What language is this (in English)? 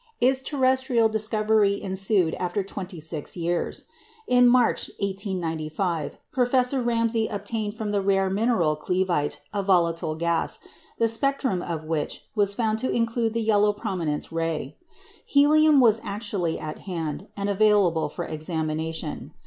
English